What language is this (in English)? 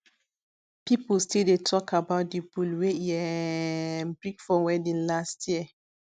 Nigerian Pidgin